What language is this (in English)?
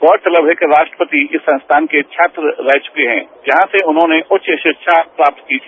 Hindi